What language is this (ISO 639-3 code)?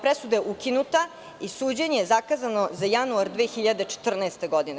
srp